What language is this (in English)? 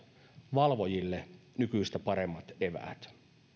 Finnish